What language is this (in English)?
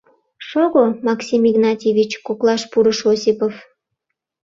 Mari